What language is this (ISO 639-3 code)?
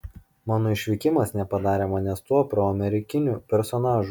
lit